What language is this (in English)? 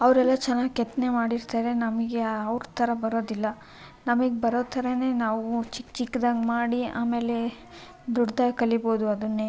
Kannada